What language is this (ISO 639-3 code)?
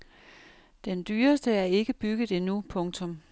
dan